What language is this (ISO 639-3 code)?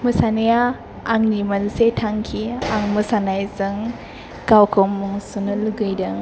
brx